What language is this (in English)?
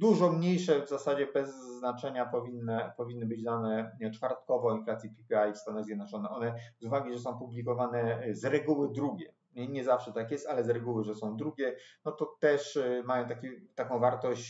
Polish